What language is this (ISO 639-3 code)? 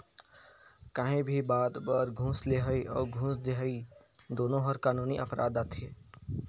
hne